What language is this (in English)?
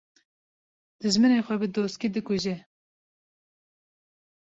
Kurdish